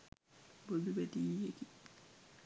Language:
Sinhala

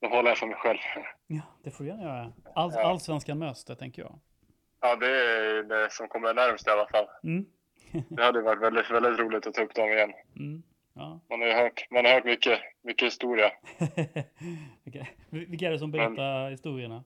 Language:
Swedish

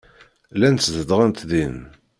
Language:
Kabyle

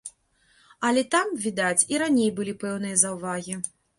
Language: Belarusian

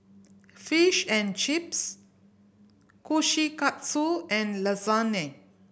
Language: English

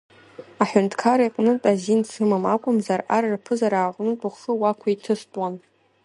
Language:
Abkhazian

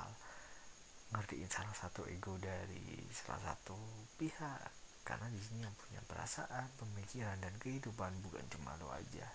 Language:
Indonesian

